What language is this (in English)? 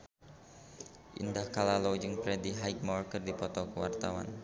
Sundanese